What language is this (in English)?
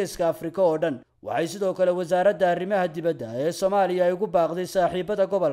Arabic